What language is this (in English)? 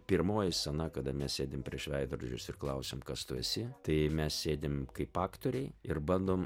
Lithuanian